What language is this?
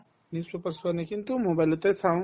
Assamese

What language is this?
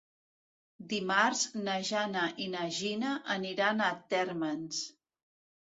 Catalan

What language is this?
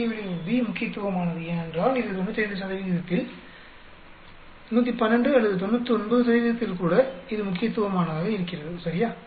Tamil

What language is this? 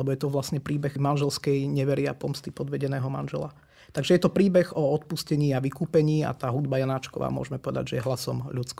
Slovak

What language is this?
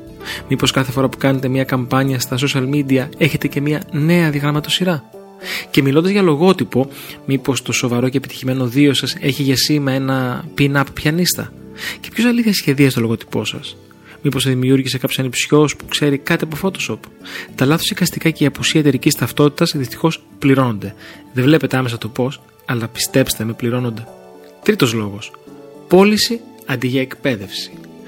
Greek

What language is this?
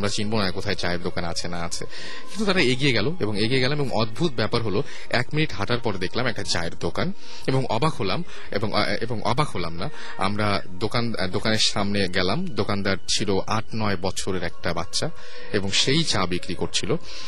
Bangla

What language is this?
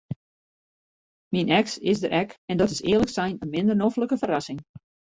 Western Frisian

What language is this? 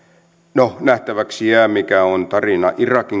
Finnish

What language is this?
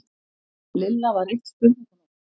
Icelandic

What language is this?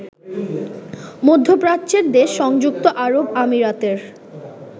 Bangla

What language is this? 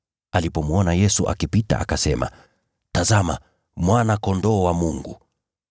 Swahili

